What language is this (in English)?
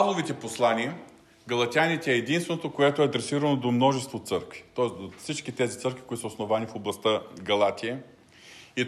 Bulgarian